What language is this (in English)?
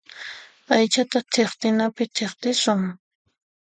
Puno Quechua